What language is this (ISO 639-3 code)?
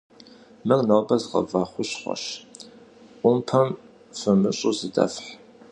kbd